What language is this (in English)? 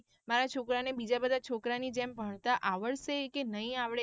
Gujarati